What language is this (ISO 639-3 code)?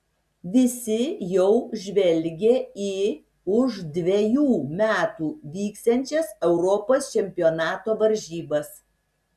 lit